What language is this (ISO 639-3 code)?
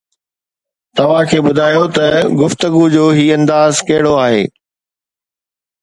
snd